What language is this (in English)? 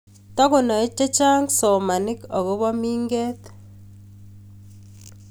Kalenjin